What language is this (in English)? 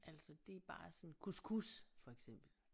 Danish